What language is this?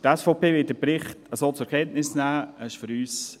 Swiss German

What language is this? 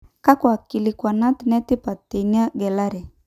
Masai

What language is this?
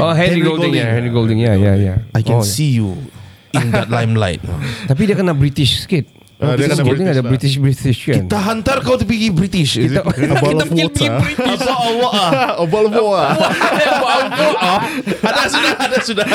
Malay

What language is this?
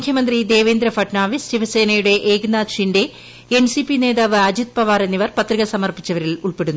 Malayalam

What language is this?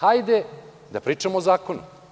Serbian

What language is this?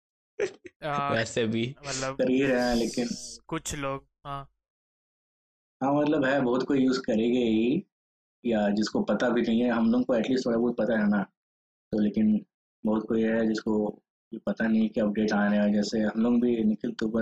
Hindi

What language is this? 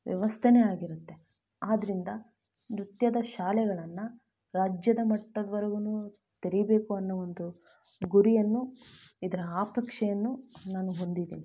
Kannada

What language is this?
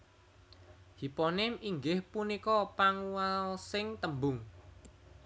Javanese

